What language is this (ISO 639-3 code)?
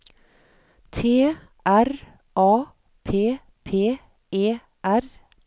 nor